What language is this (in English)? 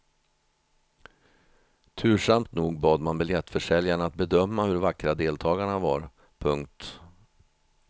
Swedish